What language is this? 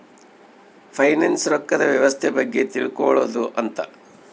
Kannada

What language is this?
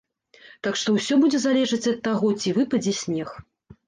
Belarusian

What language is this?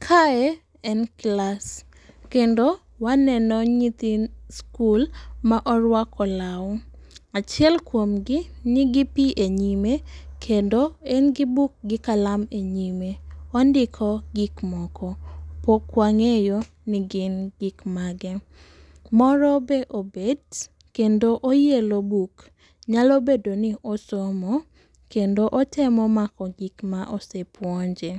Luo (Kenya and Tanzania)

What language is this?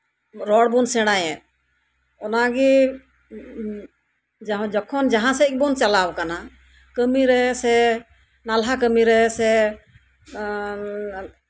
Santali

